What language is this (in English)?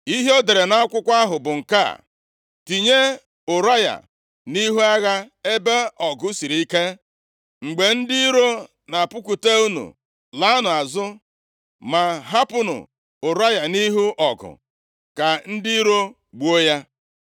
Igbo